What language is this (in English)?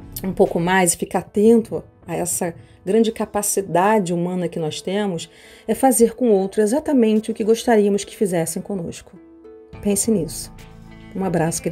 Portuguese